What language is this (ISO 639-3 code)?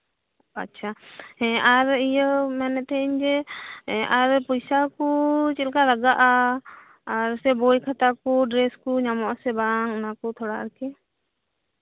sat